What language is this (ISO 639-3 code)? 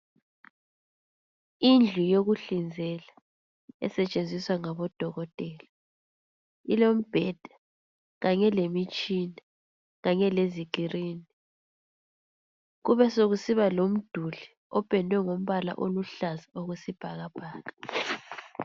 nde